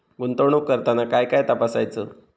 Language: Marathi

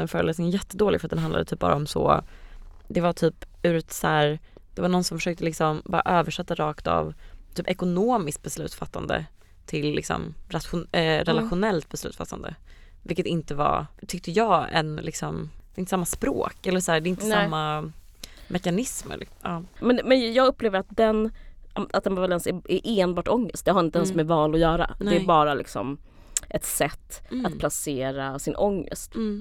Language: Swedish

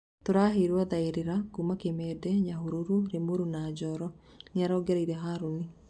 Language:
Kikuyu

